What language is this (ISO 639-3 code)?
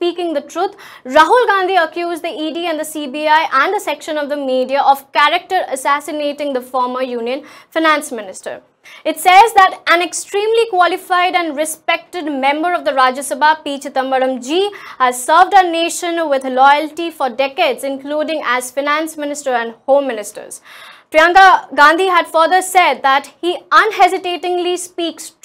eng